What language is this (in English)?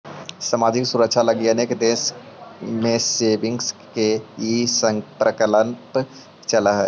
Magahi